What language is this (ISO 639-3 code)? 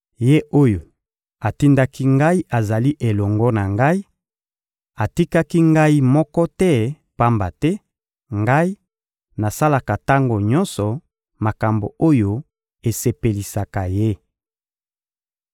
lin